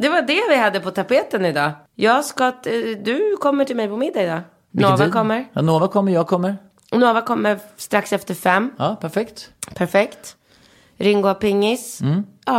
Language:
Swedish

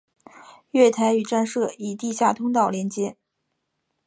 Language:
Chinese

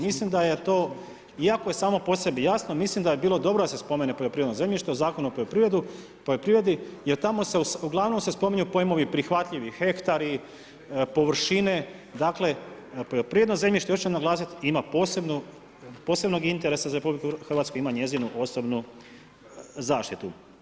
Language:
Croatian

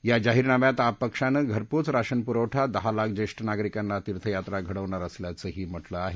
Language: Marathi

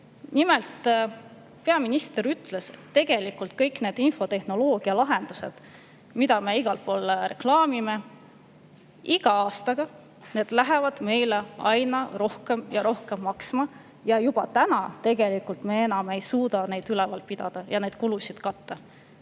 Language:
Estonian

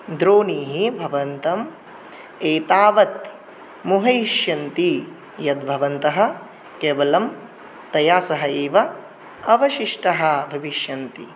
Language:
Sanskrit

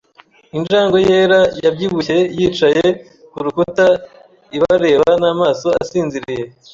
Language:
Kinyarwanda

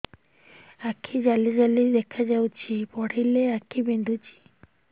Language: Odia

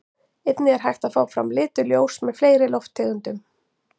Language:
Icelandic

